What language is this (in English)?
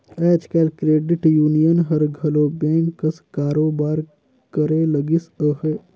Chhattisgarhi